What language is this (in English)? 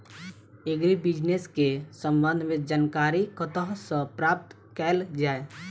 Maithili